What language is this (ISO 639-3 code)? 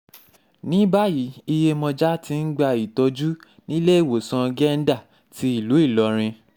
yor